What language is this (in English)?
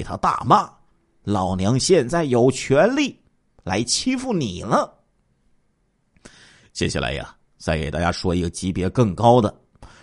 Chinese